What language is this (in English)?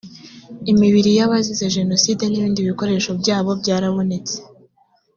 Kinyarwanda